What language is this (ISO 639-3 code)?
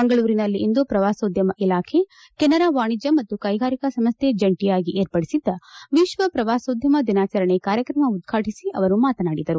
kan